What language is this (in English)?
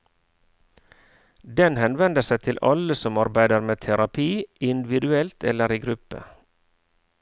Norwegian